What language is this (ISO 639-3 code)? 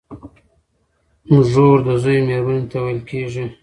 pus